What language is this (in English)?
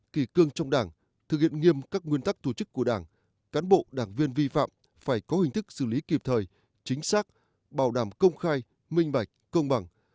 Vietnamese